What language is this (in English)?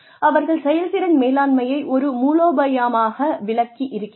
Tamil